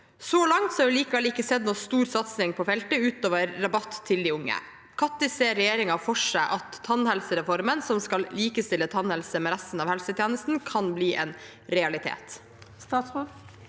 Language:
Norwegian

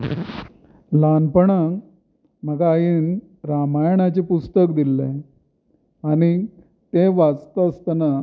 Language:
Konkani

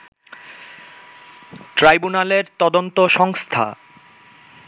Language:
Bangla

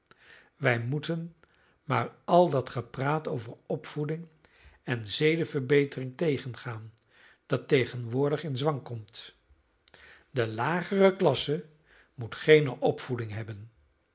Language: Dutch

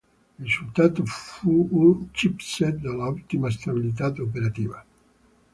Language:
Italian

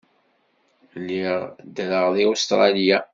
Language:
Kabyle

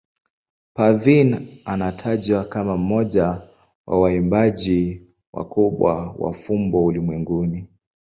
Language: Swahili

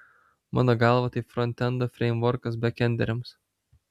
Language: Lithuanian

